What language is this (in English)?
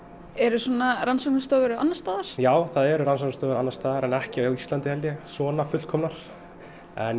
Icelandic